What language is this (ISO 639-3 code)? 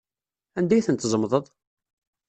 kab